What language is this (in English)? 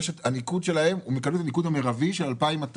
Hebrew